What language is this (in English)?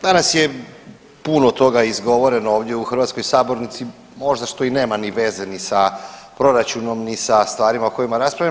Croatian